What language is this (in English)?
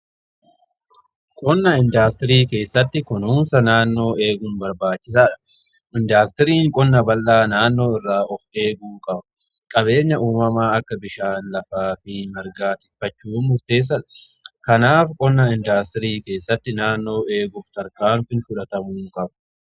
Oromo